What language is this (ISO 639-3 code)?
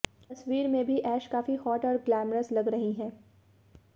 hin